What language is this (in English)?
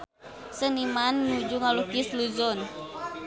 Sundanese